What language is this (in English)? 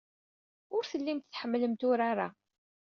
Kabyle